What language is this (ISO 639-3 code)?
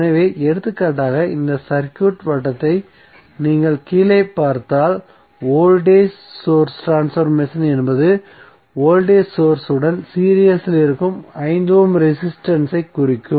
tam